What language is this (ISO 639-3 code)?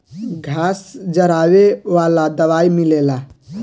bho